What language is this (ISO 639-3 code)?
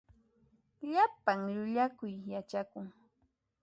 qxp